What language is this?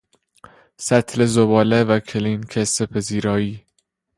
Persian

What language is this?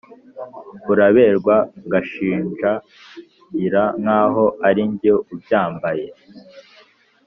Kinyarwanda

